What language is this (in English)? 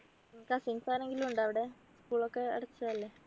Malayalam